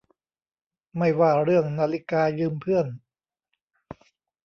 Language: Thai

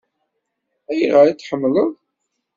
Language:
Kabyle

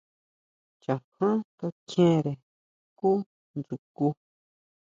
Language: Huautla Mazatec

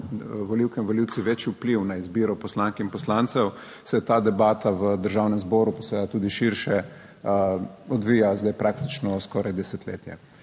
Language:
Slovenian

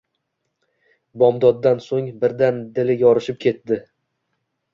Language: Uzbek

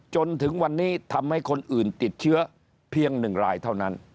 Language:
Thai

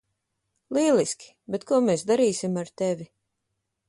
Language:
Latvian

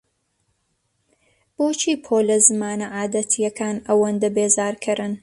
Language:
Central Kurdish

